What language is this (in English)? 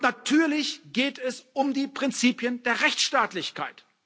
German